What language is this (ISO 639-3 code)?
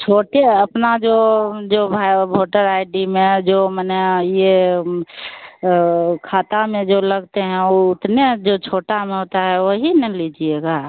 hin